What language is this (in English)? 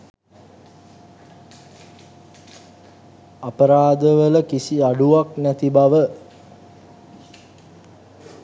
Sinhala